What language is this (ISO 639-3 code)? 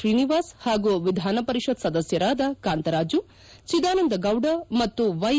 kan